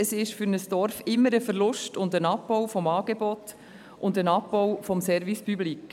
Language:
Swiss German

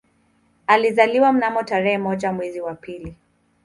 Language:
Swahili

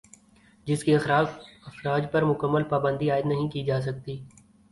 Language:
Urdu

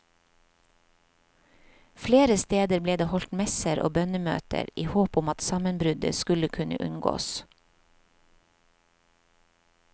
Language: Norwegian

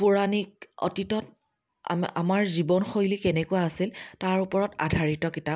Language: Assamese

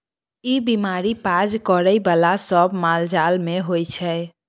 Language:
Maithili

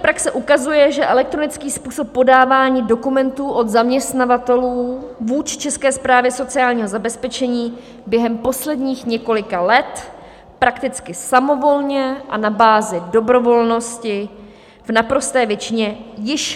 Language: Czech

